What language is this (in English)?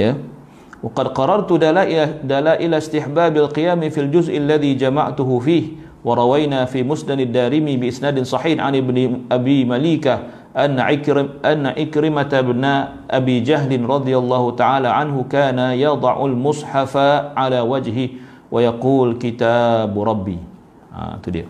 Malay